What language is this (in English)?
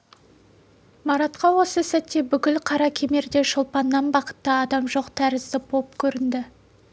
Kazakh